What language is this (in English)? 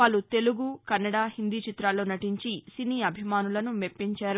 Telugu